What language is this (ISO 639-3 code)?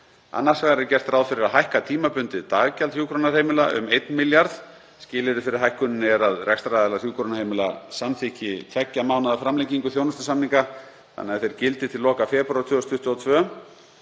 isl